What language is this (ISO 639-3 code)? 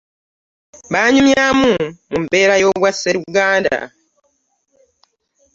lug